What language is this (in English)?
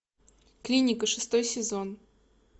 Russian